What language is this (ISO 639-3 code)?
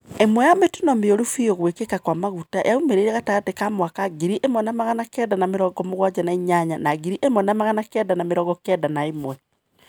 kik